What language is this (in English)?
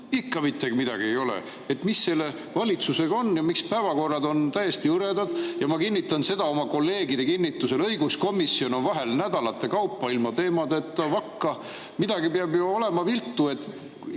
Estonian